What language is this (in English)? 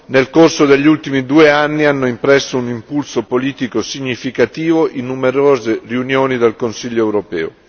Italian